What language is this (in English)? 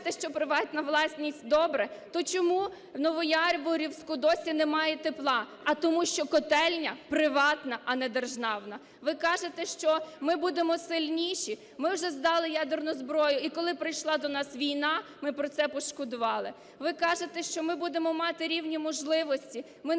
Ukrainian